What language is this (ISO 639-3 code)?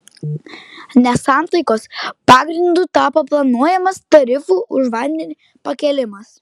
lit